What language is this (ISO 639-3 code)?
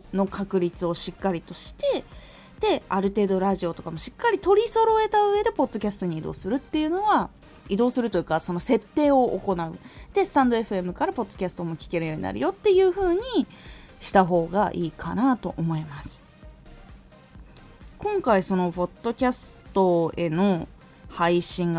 jpn